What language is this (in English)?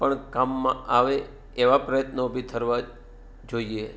Gujarati